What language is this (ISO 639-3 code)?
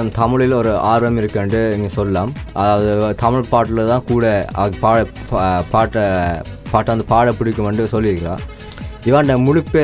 tam